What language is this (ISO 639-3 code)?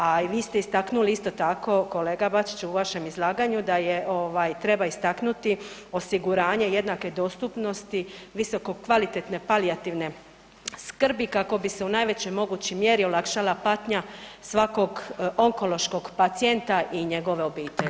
hrv